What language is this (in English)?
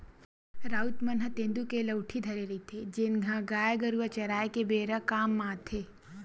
Chhattisgarhi